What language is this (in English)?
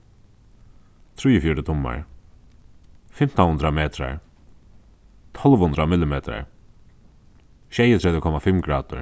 Faroese